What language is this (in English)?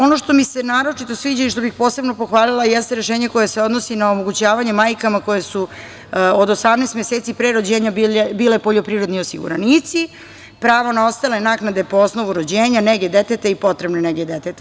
Serbian